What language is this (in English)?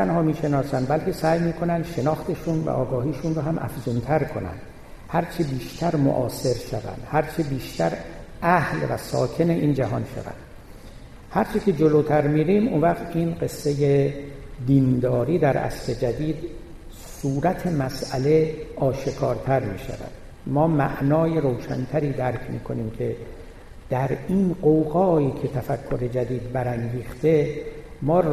Persian